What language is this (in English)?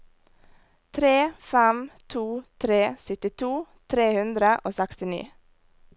Norwegian